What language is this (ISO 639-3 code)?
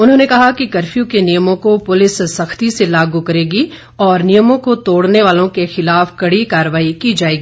hin